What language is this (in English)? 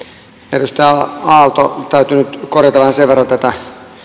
Finnish